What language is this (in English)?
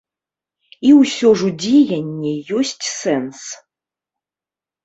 Belarusian